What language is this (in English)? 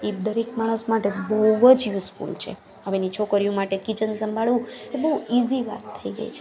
Gujarati